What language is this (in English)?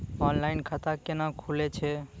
Maithili